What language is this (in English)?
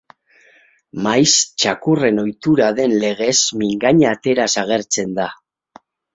Basque